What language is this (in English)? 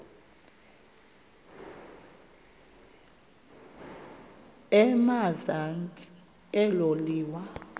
Xhosa